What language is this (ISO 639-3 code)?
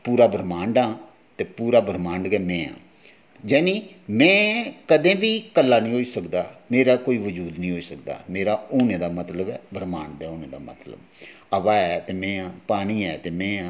doi